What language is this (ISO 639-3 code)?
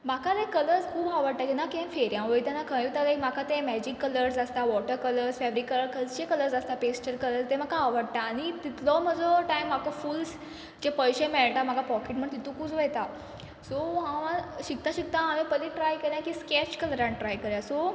kok